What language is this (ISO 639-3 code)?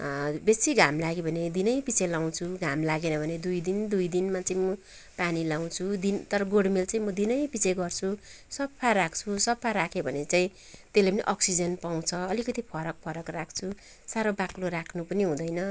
nep